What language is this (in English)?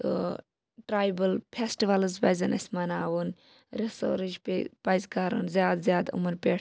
Kashmiri